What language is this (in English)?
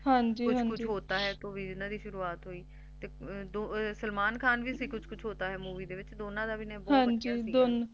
Punjabi